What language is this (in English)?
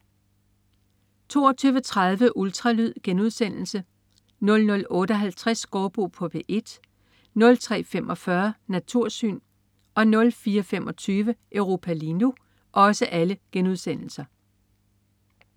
Danish